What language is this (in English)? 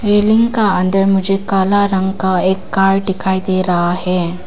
Hindi